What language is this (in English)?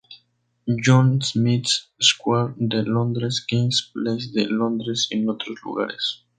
Spanish